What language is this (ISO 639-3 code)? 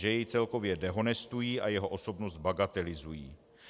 ces